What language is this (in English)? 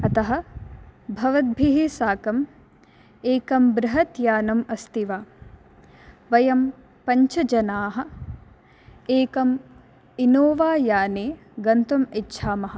Sanskrit